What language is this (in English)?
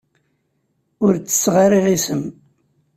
Kabyle